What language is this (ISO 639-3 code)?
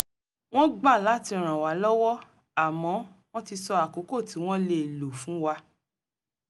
yor